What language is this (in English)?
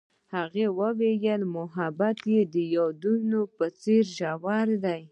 Pashto